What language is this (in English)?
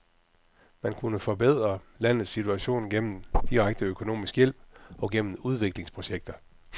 Danish